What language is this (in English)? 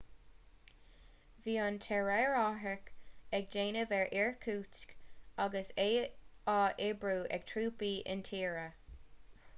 Irish